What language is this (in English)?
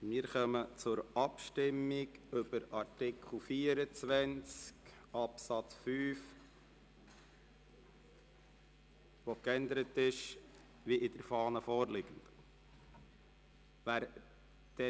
Swiss German